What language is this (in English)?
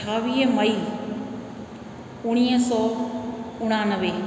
Sindhi